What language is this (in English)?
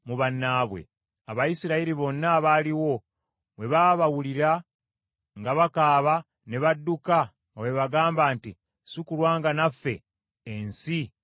Ganda